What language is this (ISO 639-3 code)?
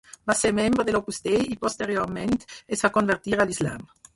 cat